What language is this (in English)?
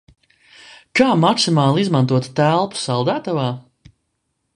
Latvian